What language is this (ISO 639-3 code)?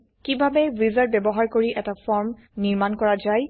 asm